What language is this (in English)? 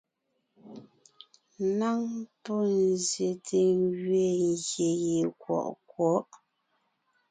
Ngiemboon